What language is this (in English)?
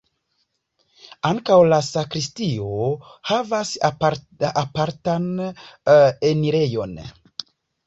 Esperanto